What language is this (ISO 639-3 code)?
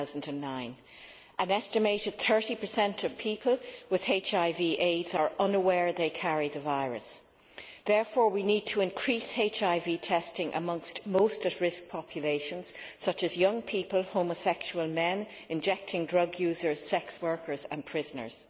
eng